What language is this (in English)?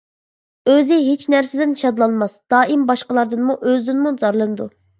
Uyghur